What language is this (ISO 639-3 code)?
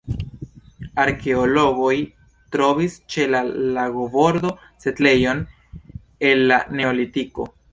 epo